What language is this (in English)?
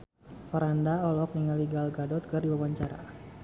Sundanese